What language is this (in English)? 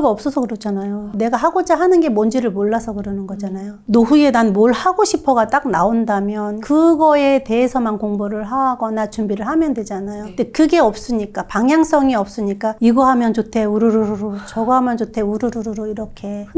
Korean